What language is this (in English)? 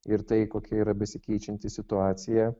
Lithuanian